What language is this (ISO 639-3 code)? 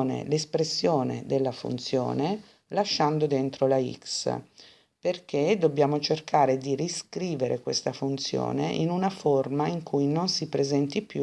ita